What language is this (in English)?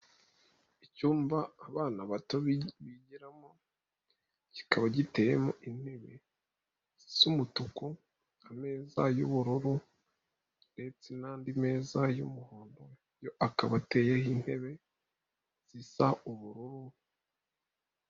Kinyarwanda